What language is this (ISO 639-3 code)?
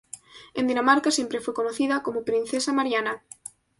spa